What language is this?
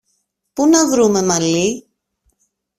Greek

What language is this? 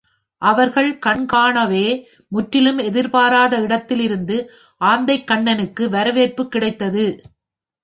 Tamil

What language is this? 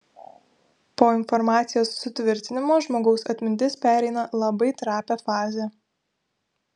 Lithuanian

